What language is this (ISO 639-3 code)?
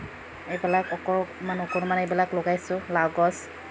asm